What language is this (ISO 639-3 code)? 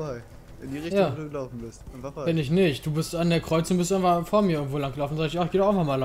deu